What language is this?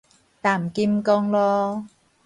Min Nan Chinese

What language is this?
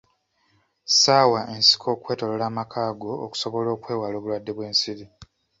Ganda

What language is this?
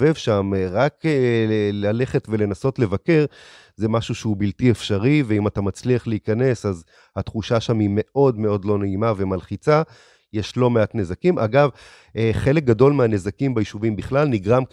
Hebrew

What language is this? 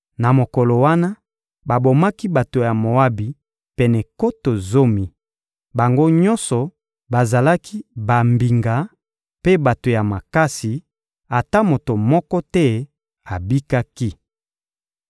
Lingala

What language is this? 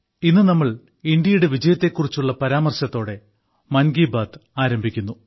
Malayalam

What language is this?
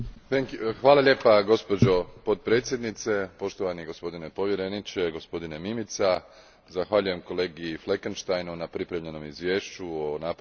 Croatian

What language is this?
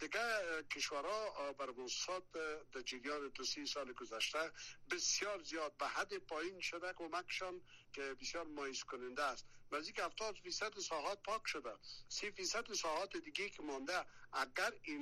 Persian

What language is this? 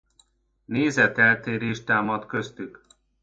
Hungarian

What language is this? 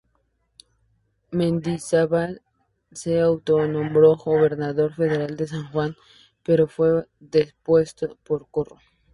Spanish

